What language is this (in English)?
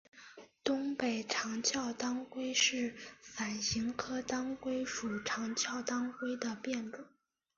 Chinese